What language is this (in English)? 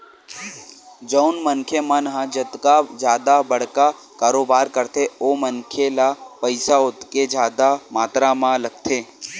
Chhattisgarhi